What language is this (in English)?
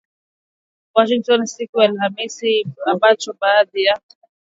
Swahili